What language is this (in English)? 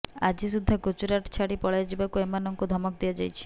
Odia